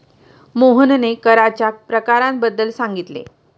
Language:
Marathi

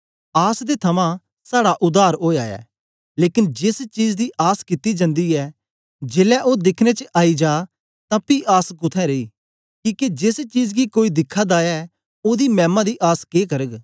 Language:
Dogri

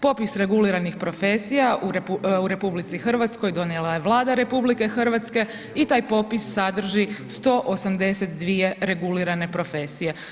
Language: Croatian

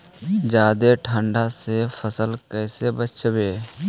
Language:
Magahi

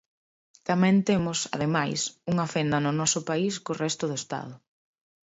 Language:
Galician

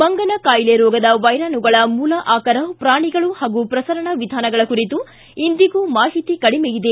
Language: Kannada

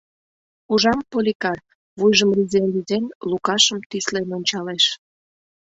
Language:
Mari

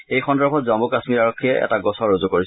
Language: Assamese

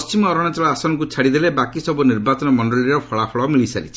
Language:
Odia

